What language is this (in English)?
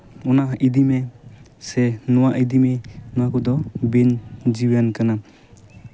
Santali